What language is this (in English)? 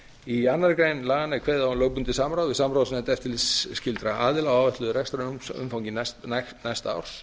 Icelandic